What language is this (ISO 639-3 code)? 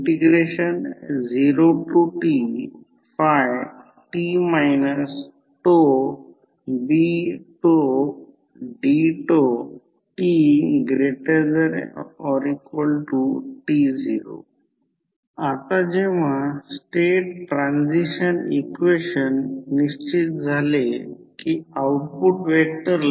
mar